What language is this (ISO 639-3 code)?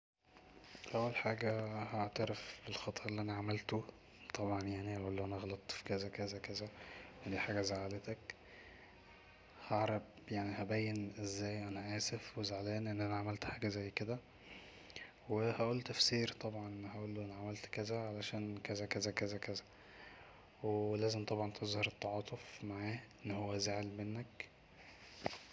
arz